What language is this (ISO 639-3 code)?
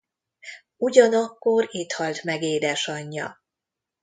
hun